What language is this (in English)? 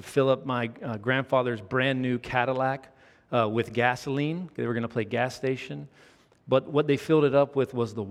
English